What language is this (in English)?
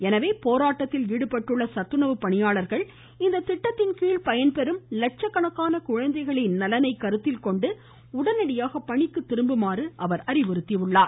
Tamil